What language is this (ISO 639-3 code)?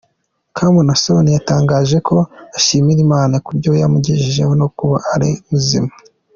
kin